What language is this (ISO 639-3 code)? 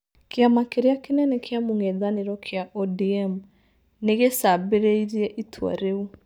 kik